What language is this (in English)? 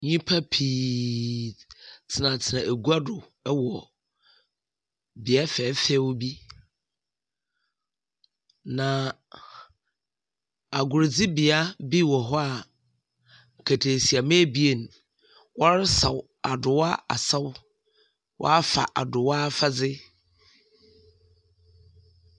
Akan